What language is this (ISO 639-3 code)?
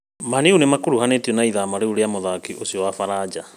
kik